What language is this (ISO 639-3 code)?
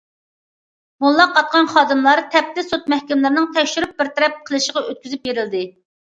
uig